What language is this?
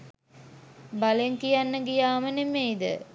Sinhala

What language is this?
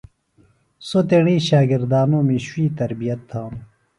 Phalura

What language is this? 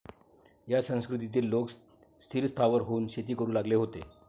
Marathi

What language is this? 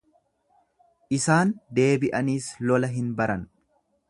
Oromo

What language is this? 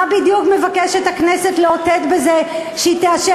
Hebrew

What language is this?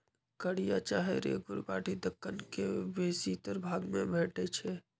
Magahi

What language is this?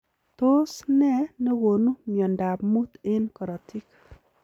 Kalenjin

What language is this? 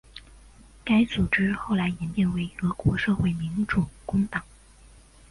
Chinese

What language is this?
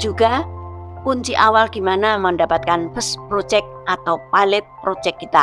Indonesian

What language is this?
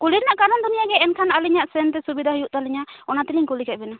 Santali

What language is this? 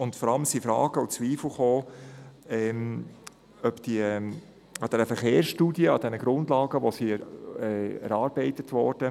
Swiss German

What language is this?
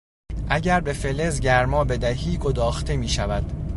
Persian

